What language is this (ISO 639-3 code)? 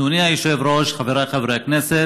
heb